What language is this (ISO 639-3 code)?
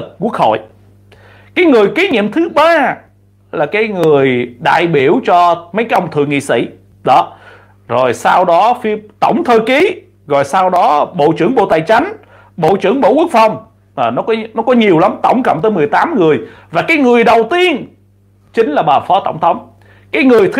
vie